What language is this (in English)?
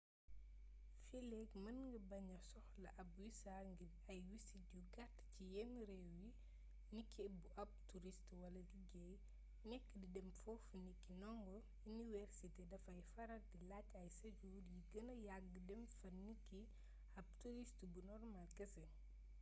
Wolof